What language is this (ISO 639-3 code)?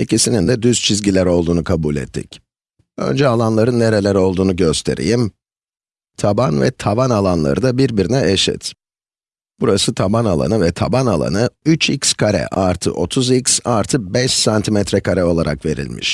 tur